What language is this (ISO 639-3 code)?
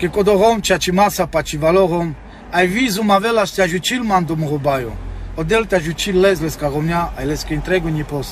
ron